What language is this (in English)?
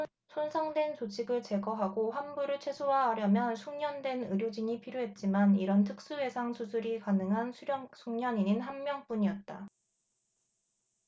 Korean